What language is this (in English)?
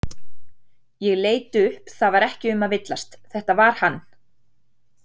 Icelandic